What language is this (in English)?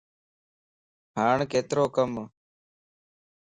Lasi